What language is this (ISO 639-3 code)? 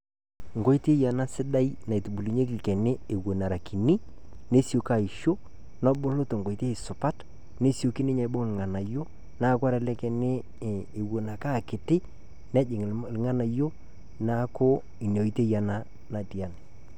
mas